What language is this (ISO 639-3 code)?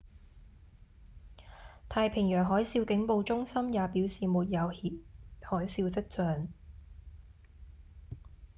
yue